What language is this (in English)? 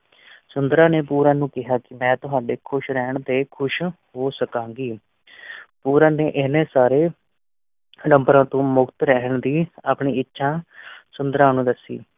Punjabi